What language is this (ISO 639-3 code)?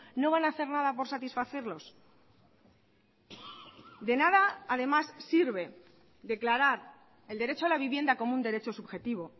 spa